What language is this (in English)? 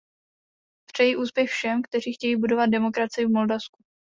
Czech